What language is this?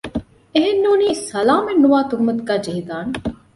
Divehi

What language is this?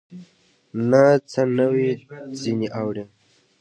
Pashto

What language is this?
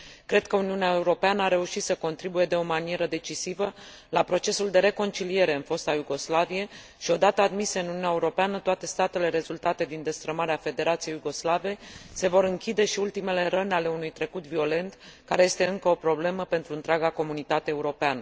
Romanian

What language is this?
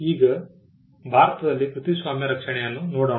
Kannada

